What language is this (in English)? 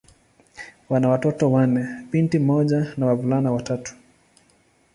Swahili